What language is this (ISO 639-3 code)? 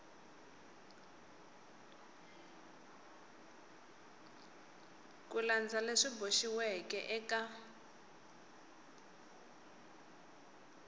tso